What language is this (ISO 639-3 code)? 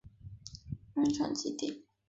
zho